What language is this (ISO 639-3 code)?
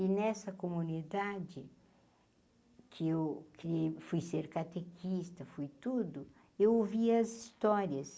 por